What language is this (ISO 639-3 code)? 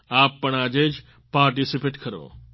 guj